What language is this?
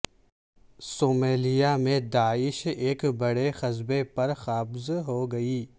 Urdu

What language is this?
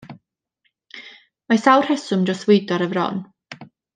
Welsh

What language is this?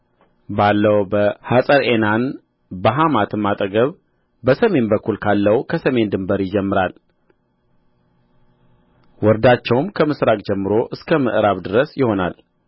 Amharic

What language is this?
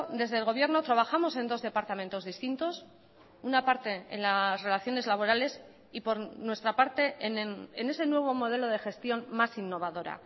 Spanish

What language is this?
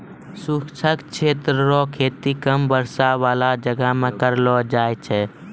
Maithili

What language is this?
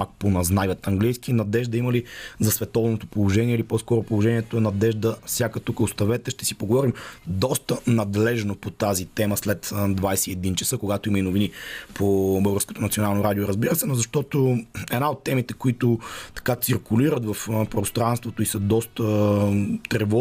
Bulgarian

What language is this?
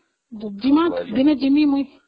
Odia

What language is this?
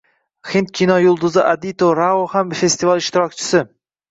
Uzbek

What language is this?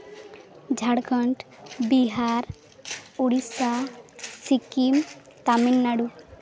Santali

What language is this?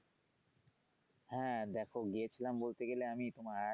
Bangla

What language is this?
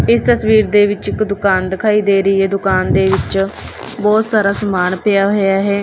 Punjabi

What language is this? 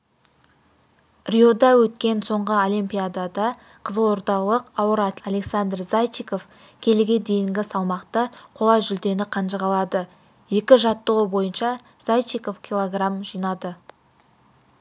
Kazakh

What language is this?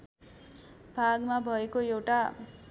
Nepali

